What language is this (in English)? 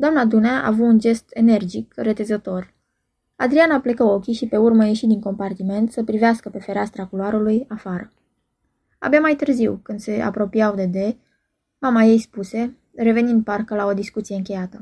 Romanian